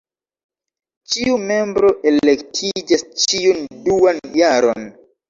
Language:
Esperanto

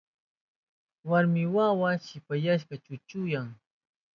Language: Southern Pastaza Quechua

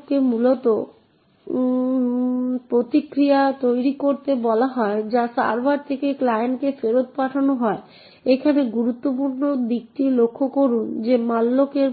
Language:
Bangla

